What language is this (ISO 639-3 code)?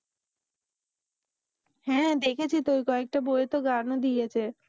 ben